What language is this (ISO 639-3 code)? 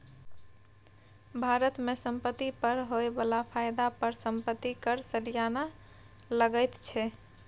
mai